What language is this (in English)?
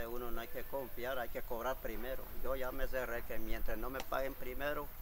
Spanish